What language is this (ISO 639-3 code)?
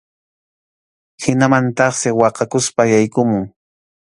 qxu